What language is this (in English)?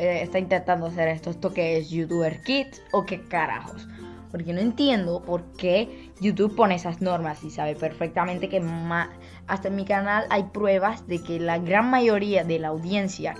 Spanish